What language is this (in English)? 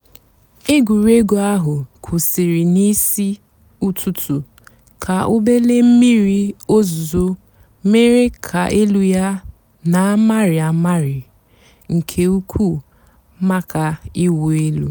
Igbo